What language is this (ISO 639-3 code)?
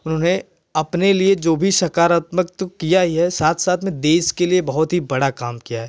hin